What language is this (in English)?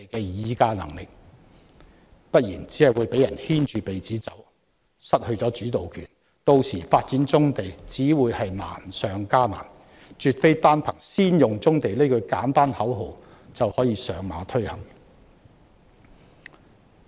Cantonese